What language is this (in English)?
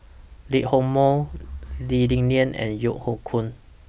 English